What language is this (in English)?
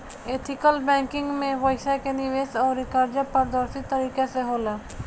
Bhojpuri